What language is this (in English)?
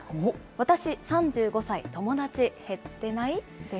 Japanese